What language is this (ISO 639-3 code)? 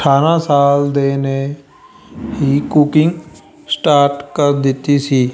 pan